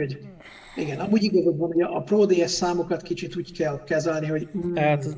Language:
Hungarian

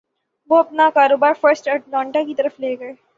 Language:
Urdu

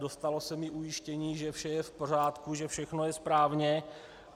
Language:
Czech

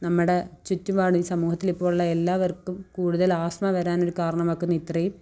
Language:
Malayalam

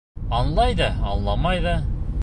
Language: Bashkir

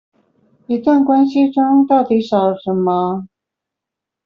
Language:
Chinese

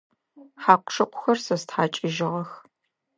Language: Adyghe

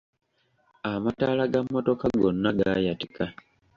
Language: Ganda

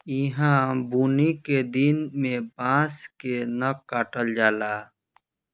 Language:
Bhojpuri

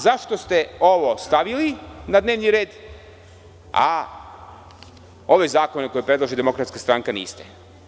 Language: Serbian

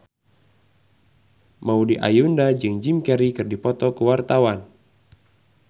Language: Sundanese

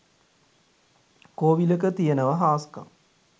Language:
Sinhala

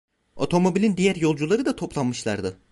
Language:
Turkish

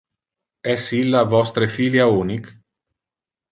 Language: Interlingua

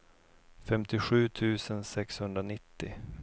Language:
Swedish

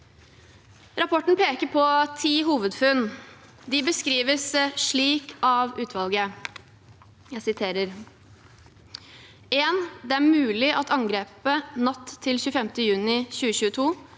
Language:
Norwegian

